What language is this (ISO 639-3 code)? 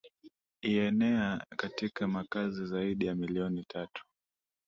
swa